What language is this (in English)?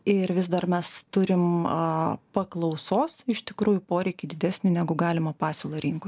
Lithuanian